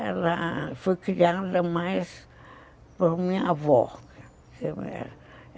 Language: Portuguese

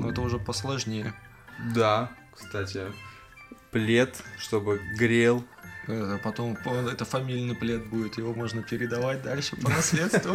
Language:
Russian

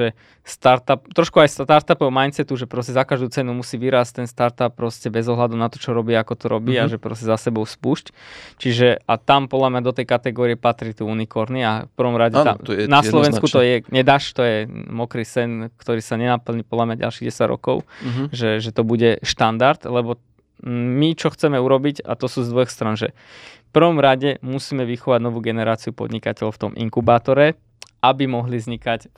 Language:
Slovak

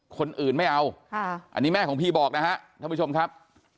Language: Thai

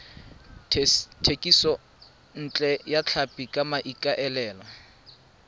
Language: Tswana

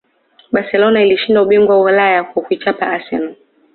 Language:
Swahili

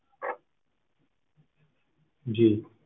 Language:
Punjabi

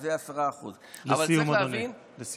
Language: Hebrew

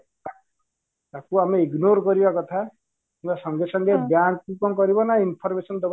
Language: Odia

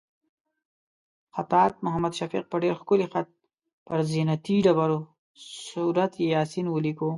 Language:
Pashto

